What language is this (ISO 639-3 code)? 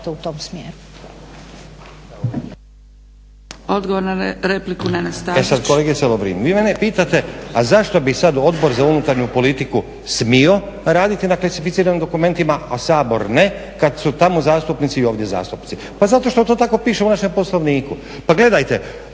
hrv